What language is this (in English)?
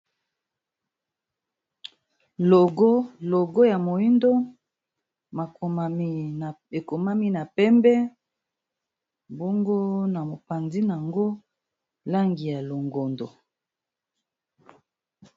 Lingala